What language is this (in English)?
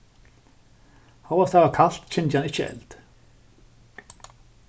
Faroese